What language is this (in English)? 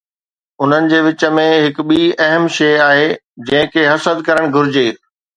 Sindhi